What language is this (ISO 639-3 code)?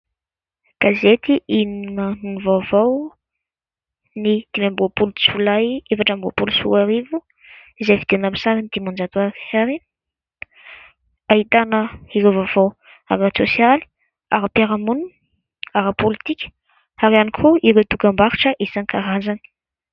mlg